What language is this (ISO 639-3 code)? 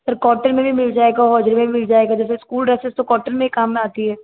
hin